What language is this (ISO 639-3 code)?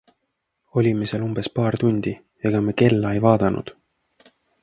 est